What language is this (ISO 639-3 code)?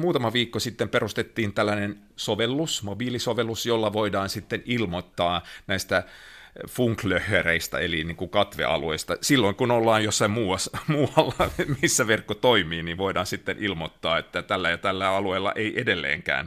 fin